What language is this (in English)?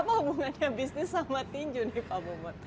Indonesian